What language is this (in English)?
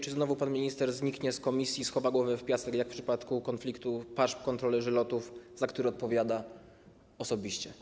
Polish